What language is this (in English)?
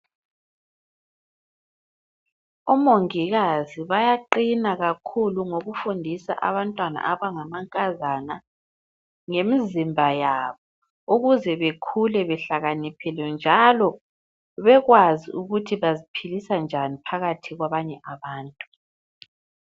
North Ndebele